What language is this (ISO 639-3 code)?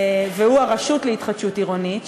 heb